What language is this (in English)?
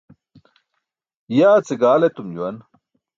Burushaski